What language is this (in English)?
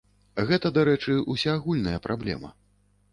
Belarusian